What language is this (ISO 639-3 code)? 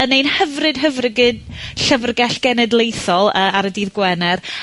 cym